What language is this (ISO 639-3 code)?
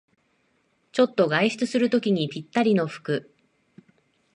jpn